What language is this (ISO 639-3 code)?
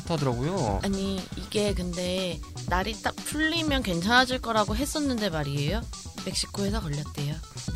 kor